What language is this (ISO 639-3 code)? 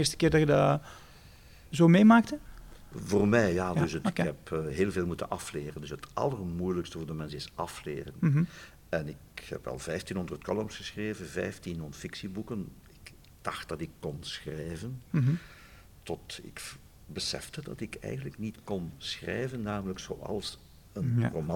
nld